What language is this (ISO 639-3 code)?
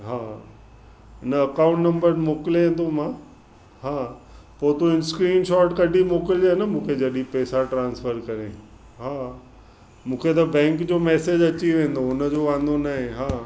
snd